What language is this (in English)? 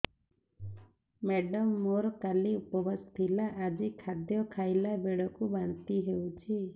Odia